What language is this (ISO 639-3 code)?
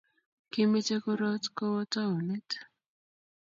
kln